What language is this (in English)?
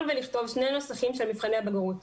Hebrew